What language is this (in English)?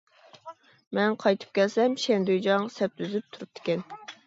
Uyghur